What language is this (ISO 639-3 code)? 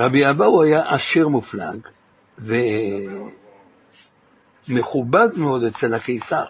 heb